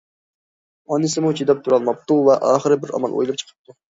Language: Uyghur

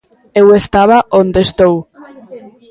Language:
Galician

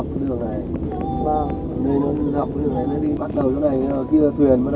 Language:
Vietnamese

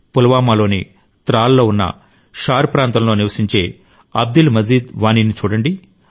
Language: Telugu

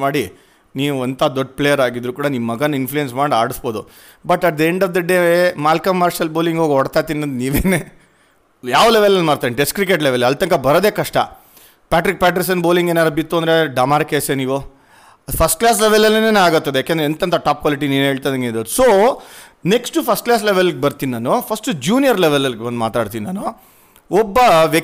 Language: Kannada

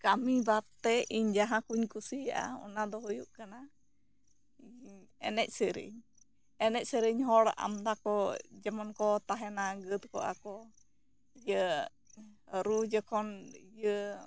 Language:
Santali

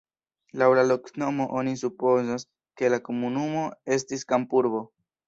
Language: Esperanto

